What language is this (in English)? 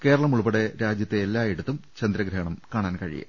Malayalam